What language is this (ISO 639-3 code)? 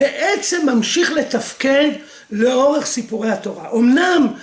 heb